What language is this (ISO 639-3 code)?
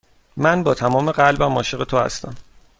fas